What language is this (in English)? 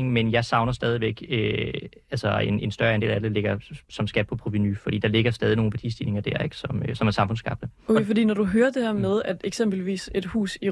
Danish